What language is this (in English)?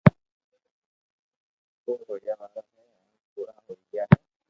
Loarki